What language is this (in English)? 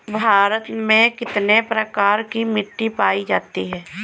Hindi